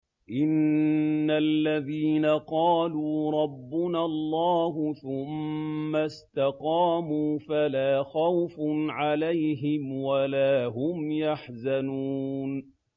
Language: Arabic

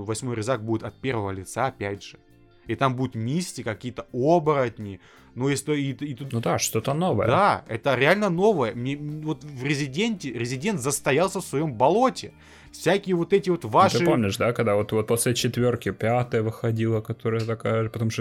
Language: Russian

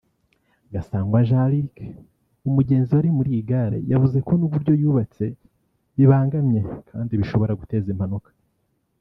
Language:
Kinyarwanda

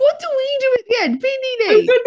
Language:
Welsh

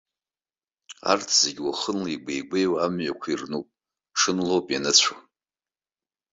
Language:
Abkhazian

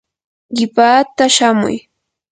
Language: Yanahuanca Pasco Quechua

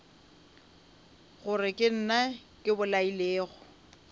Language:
Northern Sotho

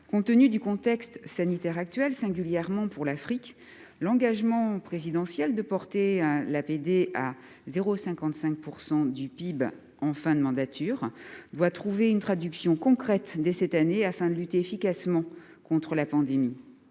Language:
French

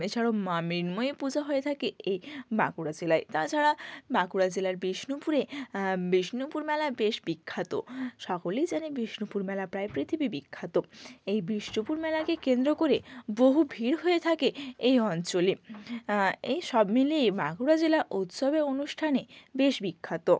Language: Bangla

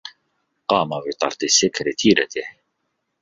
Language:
Arabic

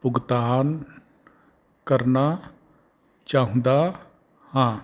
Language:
Punjabi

